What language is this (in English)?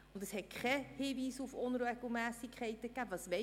Swiss German